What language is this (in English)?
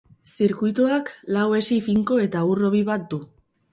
Basque